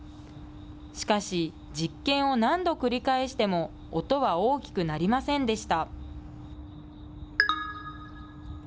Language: Japanese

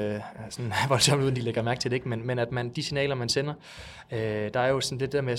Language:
Danish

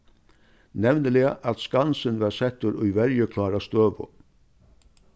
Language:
Faroese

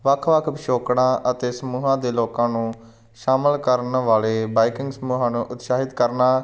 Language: Punjabi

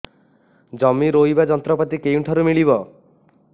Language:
Odia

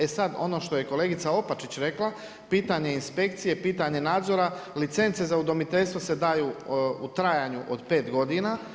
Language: Croatian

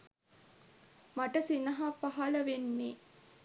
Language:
Sinhala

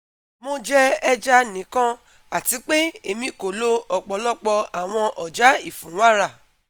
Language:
Yoruba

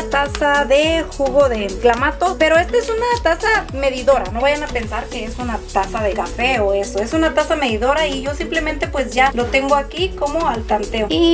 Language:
Spanish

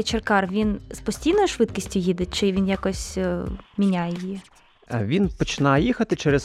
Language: Ukrainian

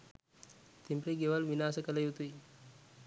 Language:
Sinhala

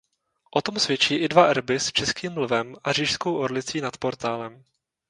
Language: Czech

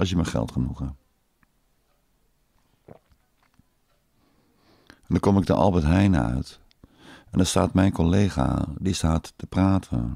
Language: Dutch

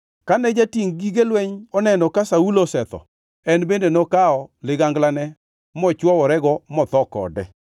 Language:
Luo (Kenya and Tanzania)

